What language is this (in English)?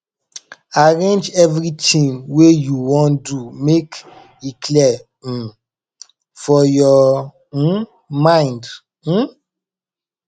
Nigerian Pidgin